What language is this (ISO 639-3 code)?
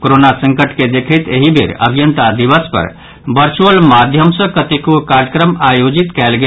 mai